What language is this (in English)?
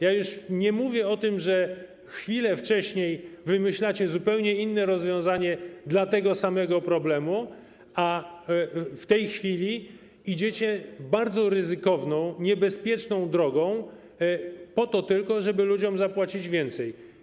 Polish